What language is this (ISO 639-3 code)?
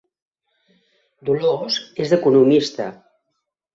cat